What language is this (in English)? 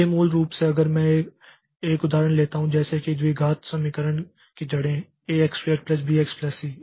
Hindi